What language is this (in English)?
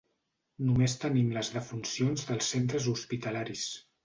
Catalan